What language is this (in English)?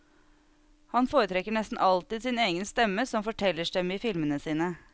Norwegian